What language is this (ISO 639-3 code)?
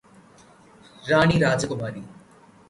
mal